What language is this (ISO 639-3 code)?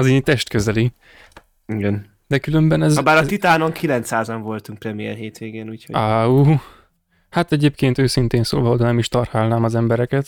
hun